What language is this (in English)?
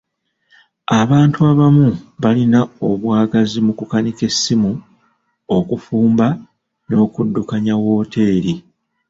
Ganda